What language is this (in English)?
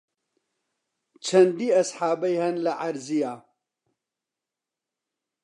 Central Kurdish